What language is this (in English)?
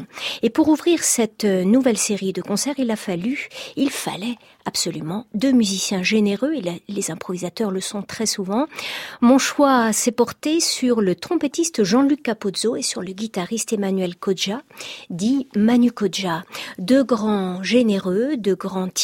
French